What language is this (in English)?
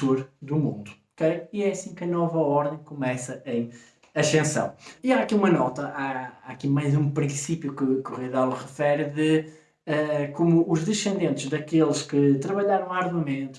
Portuguese